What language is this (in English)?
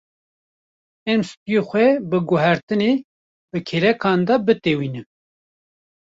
Kurdish